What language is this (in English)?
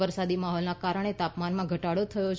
Gujarati